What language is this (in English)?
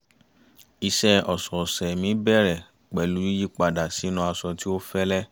Yoruba